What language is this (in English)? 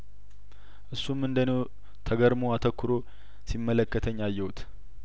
Amharic